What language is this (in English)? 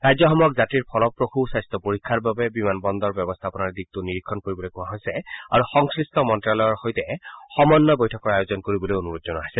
Assamese